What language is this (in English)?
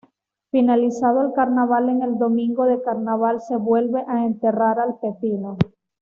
Spanish